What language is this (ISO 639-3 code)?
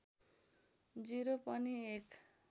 nep